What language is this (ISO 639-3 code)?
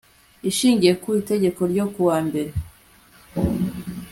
kin